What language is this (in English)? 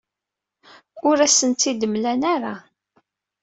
Kabyle